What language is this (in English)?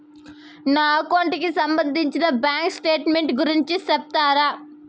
Telugu